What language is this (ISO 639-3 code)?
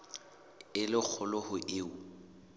sot